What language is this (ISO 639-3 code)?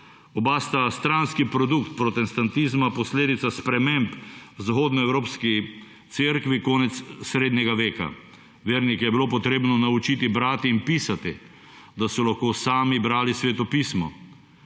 slv